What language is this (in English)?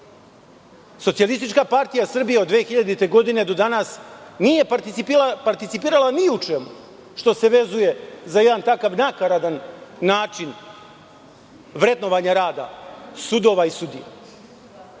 Serbian